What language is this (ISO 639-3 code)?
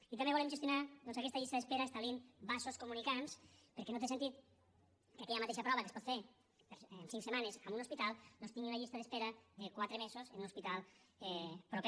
cat